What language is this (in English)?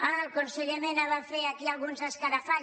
Catalan